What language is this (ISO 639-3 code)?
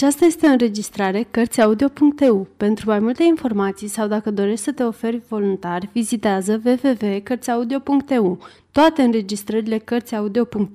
ron